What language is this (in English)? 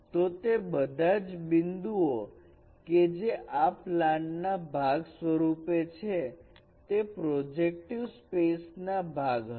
Gujarati